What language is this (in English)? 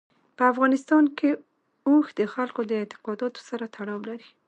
Pashto